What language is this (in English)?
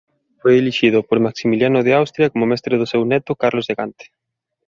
Galician